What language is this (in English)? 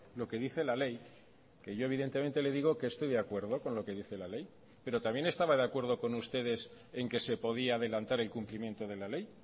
Spanish